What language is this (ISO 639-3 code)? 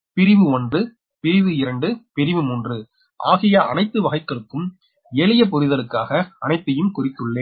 tam